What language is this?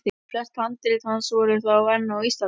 Icelandic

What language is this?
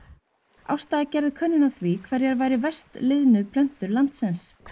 Icelandic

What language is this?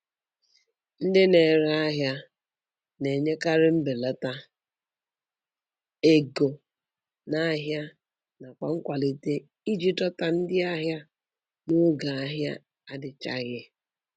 Igbo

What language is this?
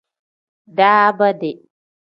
Tem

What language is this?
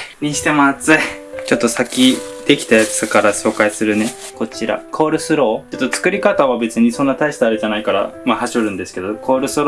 Japanese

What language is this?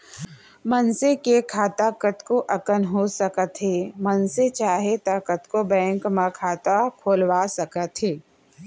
Chhattisgarhi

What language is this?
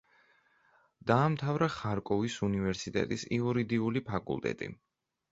Georgian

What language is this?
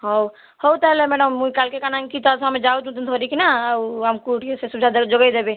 Odia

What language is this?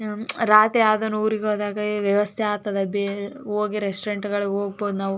Kannada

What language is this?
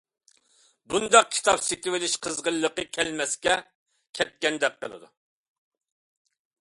Uyghur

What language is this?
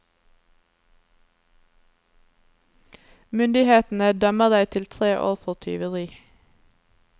Norwegian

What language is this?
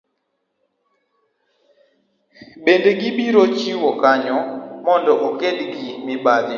Luo (Kenya and Tanzania)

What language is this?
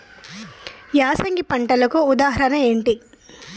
Telugu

